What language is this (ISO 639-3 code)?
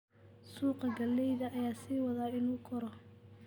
som